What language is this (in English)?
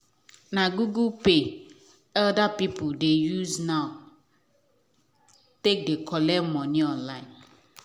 Nigerian Pidgin